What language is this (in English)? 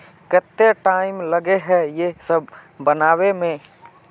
Magahi